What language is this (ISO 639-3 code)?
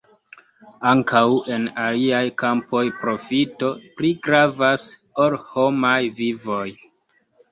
epo